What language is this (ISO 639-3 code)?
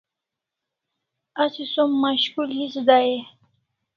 kls